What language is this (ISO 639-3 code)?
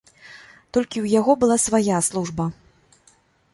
bel